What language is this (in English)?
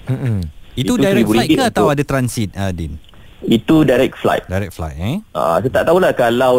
Malay